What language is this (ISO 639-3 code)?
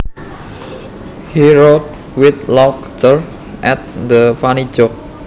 jav